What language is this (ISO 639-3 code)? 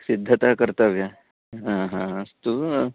san